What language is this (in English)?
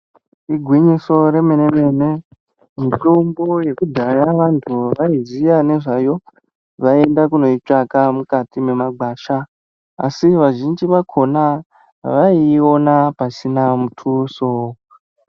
Ndau